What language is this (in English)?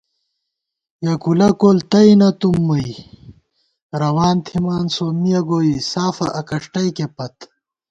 Gawar-Bati